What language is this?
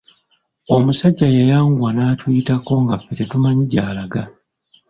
Ganda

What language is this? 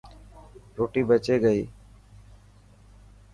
Dhatki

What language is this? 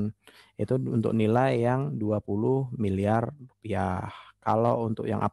Indonesian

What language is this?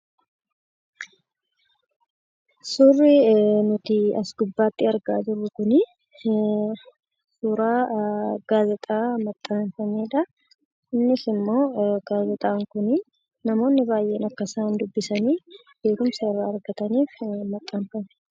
Oromo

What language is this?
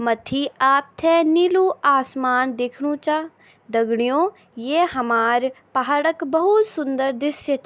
Garhwali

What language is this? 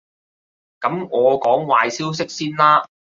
Cantonese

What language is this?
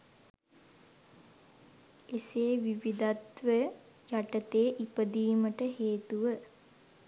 Sinhala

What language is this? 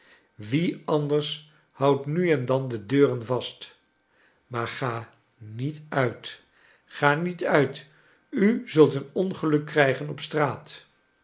Dutch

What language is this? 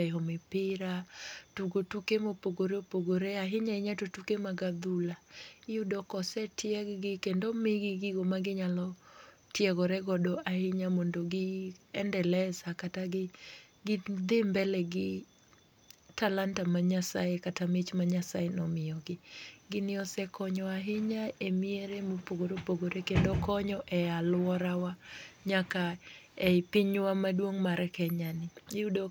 Luo (Kenya and Tanzania)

